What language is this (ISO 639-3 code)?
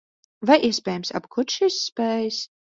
lav